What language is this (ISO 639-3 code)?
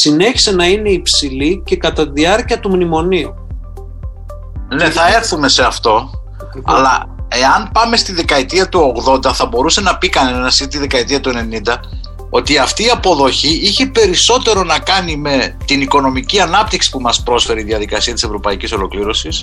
ell